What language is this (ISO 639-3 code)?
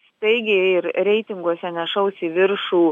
lit